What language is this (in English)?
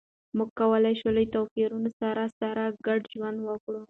Pashto